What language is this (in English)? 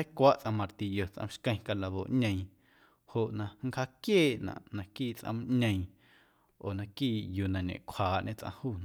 Guerrero Amuzgo